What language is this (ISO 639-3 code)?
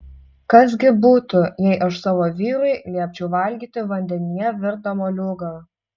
lit